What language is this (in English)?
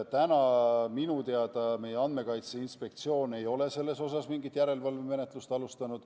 Estonian